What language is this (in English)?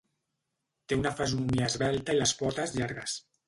Catalan